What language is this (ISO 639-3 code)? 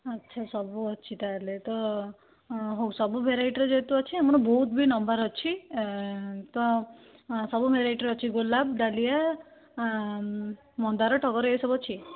ori